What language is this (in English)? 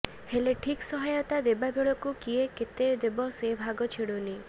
Odia